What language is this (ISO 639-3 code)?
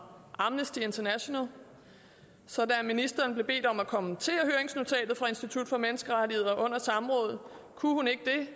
dan